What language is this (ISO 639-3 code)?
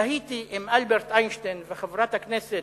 heb